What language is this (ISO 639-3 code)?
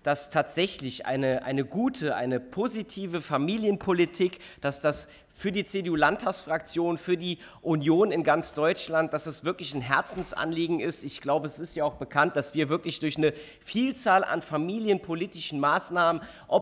deu